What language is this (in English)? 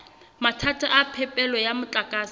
Southern Sotho